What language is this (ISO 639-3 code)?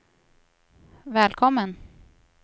swe